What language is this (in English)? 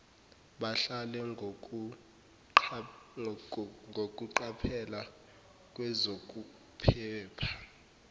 Zulu